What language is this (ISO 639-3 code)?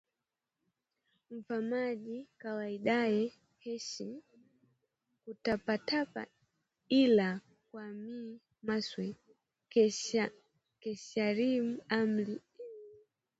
swa